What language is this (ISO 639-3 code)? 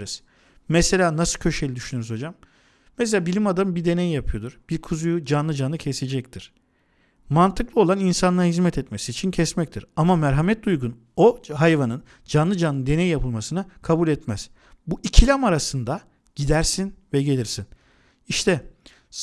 tur